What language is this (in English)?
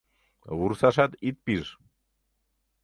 Mari